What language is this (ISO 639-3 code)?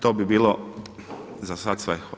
hrv